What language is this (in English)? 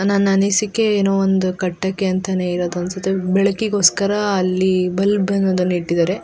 Kannada